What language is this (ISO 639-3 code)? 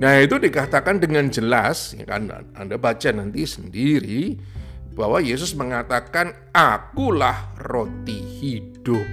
ind